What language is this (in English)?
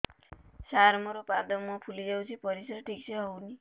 Odia